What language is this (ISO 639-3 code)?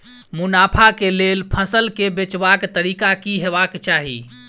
mai